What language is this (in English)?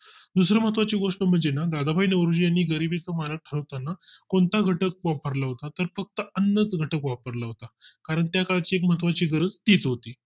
Marathi